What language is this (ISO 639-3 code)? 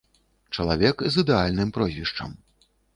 bel